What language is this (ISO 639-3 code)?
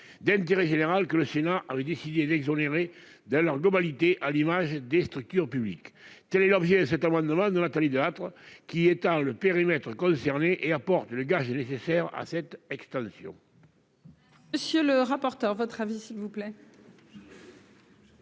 fra